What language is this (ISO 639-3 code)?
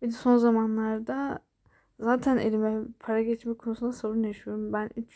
tur